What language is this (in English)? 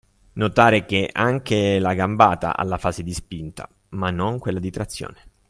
Italian